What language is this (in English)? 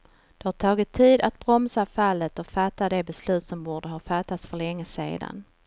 Swedish